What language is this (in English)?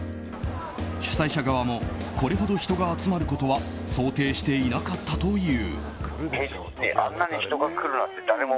Japanese